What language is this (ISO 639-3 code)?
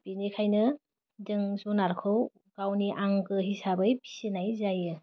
brx